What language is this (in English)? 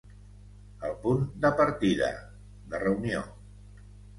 Catalan